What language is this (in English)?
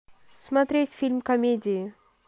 Russian